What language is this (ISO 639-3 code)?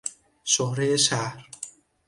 fas